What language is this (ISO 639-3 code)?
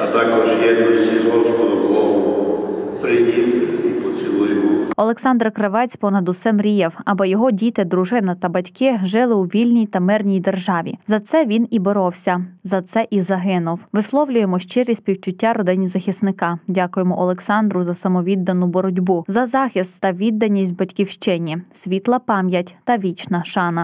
ukr